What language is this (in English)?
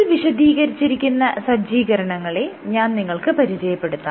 Malayalam